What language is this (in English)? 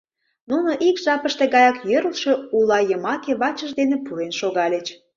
Mari